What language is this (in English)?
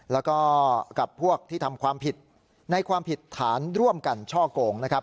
Thai